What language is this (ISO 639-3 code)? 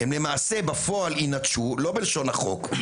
heb